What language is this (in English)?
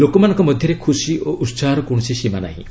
Odia